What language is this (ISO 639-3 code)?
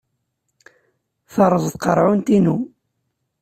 kab